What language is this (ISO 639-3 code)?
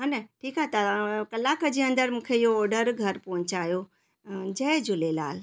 snd